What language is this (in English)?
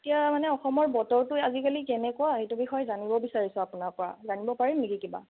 Assamese